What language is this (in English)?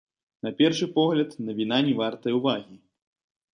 Belarusian